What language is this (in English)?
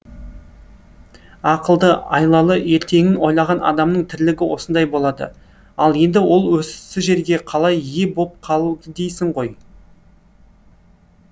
Kazakh